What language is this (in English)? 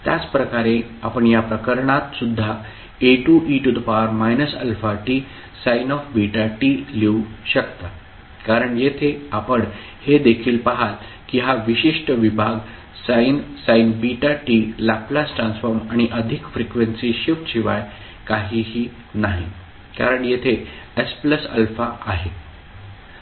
Marathi